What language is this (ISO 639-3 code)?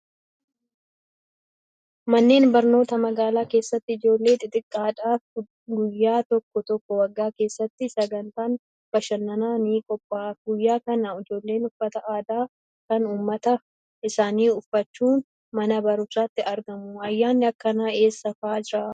orm